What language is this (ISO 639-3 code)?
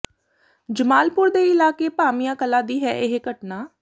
pan